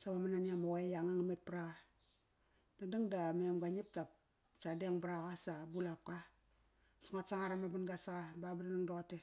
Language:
Kairak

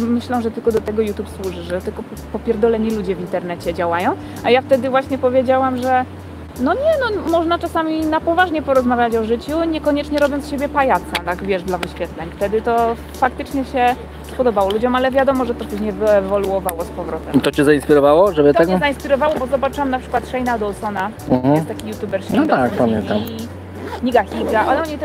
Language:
Polish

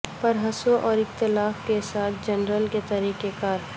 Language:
Urdu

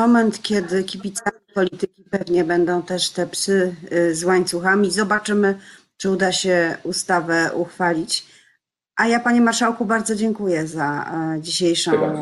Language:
Polish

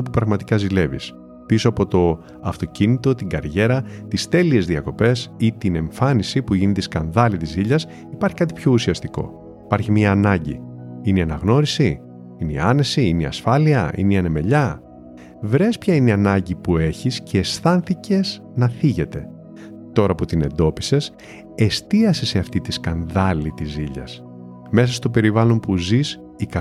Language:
Greek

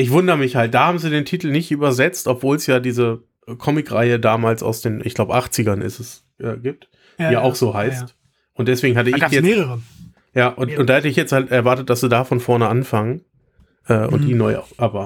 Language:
German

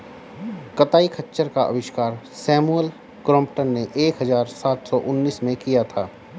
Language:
Hindi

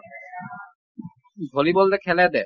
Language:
Assamese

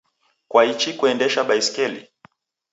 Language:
Taita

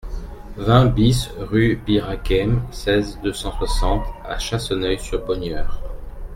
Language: French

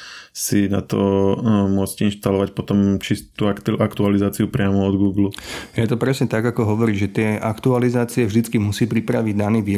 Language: Slovak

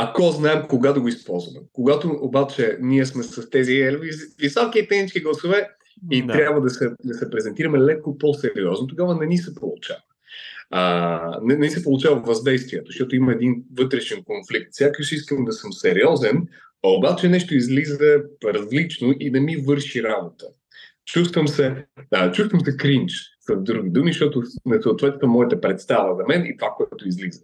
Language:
Bulgarian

